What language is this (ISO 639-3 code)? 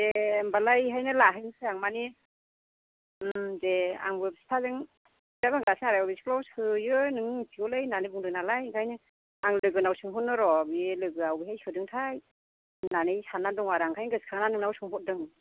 brx